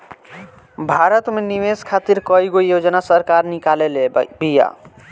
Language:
Bhojpuri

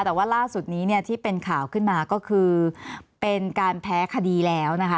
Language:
Thai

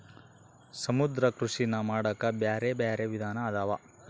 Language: Kannada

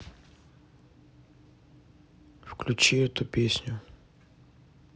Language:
Russian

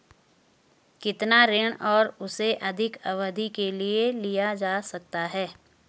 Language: Hindi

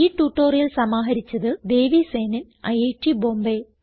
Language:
Malayalam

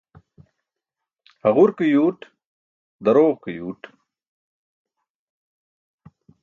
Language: Burushaski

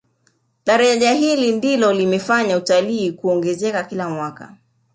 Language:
Swahili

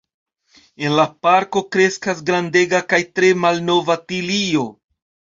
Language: Esperanto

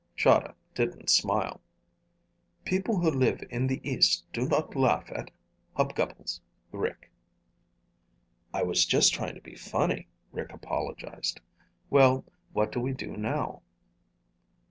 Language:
English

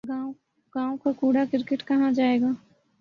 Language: Urdu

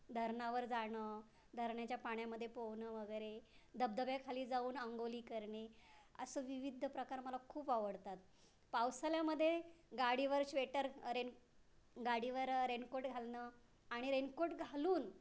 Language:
Marathi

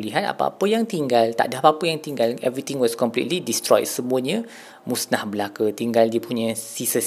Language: Malay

